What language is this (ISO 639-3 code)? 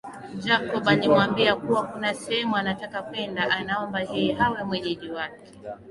swa